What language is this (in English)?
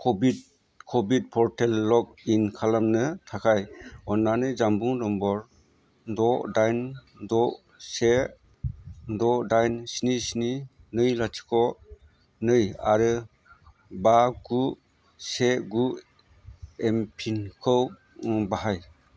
Bodo